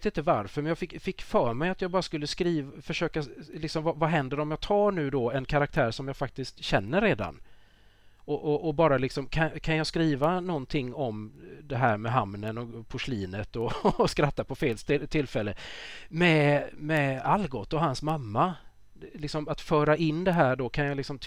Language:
Swedish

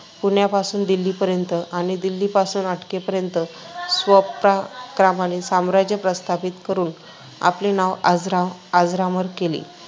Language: Marathi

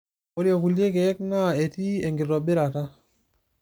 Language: Masai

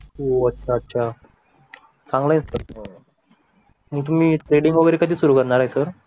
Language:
Marathi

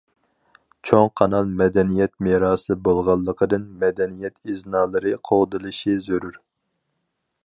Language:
Uyghur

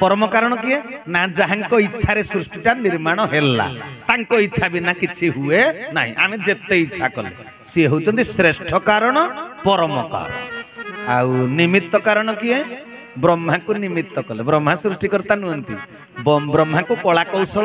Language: Bangla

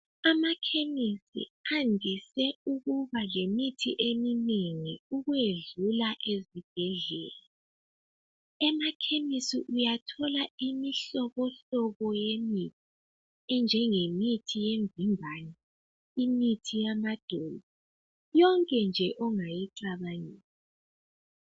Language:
North Ndebele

